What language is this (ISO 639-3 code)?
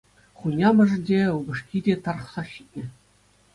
chv